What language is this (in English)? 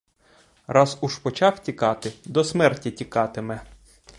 Ukrainian